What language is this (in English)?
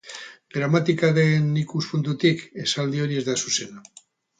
Basque